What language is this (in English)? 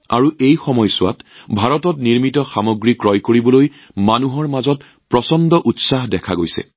Assamese